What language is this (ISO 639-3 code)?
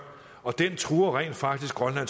dan